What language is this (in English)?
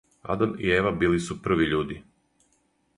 Serbian